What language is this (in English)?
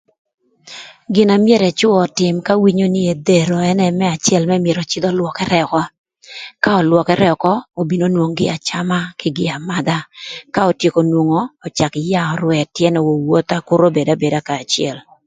Thur